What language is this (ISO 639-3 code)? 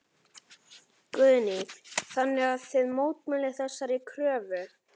isl